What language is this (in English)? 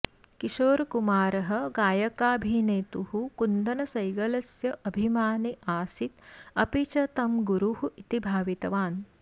Sanskrit